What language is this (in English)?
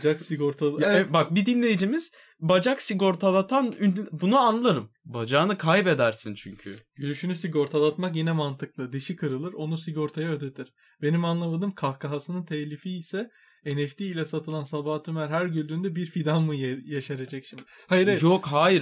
Turkish